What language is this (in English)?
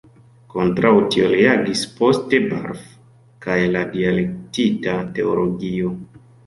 Esperanto